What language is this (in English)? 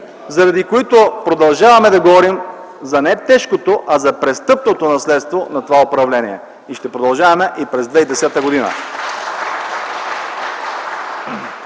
Bulgarian